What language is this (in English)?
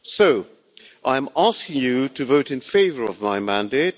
English